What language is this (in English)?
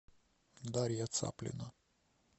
Russian